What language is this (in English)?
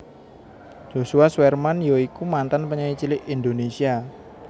Javanese